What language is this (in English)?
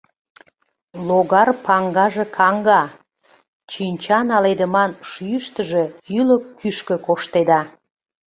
Mari